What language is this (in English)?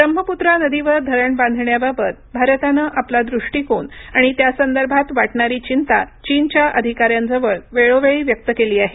Marathi